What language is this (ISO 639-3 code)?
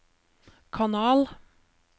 nor